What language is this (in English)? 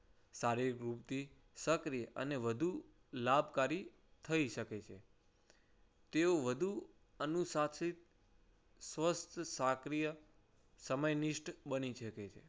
Gujarati